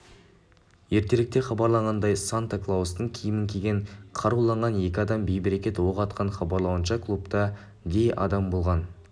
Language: Kazakh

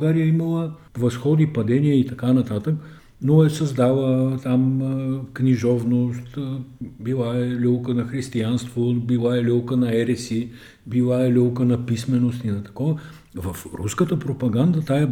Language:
Bulgarian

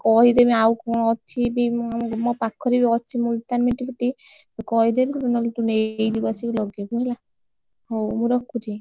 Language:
Odia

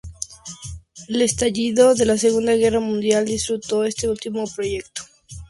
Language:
Spanish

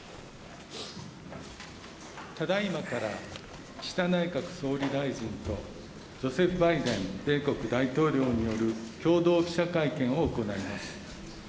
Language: Japanese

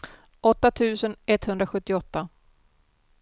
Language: Swedish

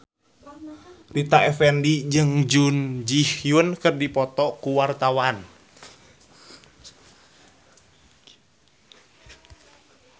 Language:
Sundanese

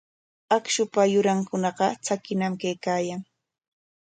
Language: Corongo Ancash Quechua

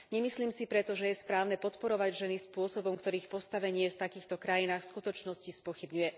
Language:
Slovak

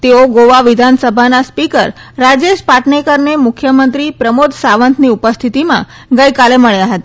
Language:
Gujarati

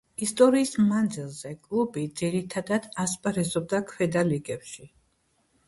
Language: Georgian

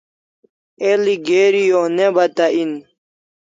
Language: Kalasha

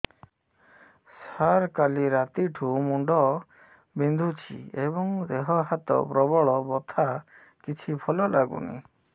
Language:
Odia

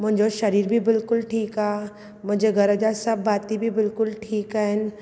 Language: Sindhi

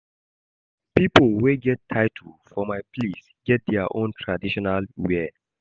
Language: Nigerian Pidgin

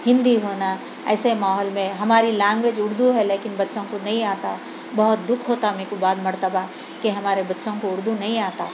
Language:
Urdu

